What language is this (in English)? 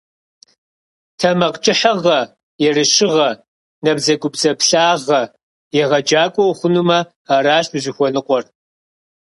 Kabardian